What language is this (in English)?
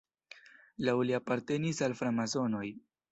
Esperanto